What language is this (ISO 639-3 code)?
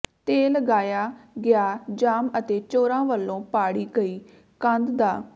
pan